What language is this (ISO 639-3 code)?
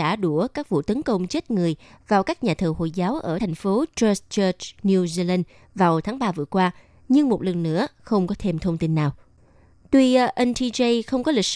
vie